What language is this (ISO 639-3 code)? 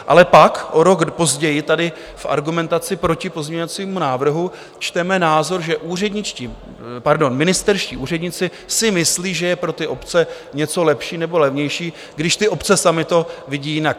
ces